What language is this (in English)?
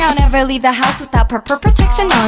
English